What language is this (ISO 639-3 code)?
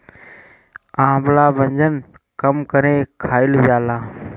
bho